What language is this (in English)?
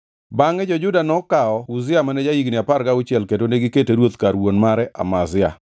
Luo (Kenya and Tanzania)